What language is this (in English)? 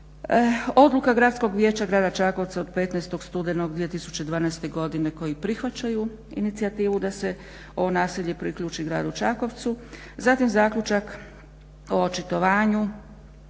Croatian